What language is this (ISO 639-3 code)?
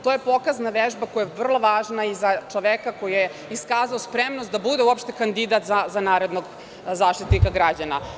srp